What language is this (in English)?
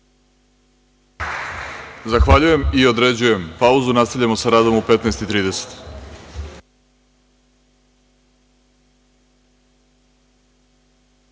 Serbian